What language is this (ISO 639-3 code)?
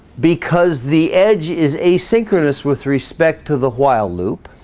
eng